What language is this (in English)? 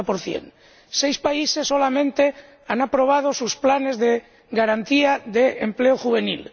Spanish